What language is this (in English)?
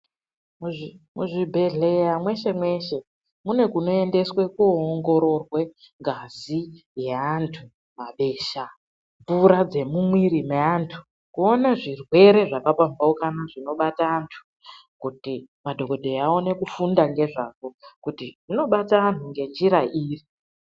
Ndau